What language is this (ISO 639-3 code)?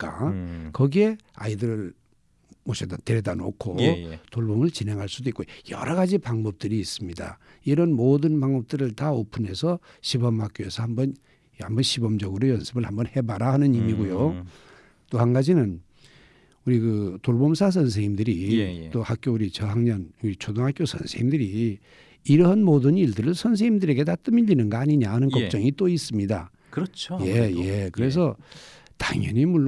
kor